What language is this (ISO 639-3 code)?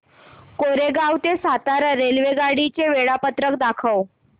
mar